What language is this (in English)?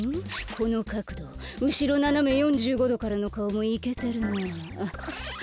Japanese